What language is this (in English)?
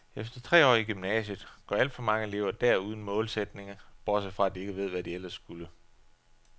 Danish